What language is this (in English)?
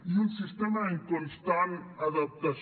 Catalan